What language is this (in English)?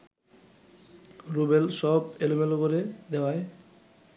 Bangla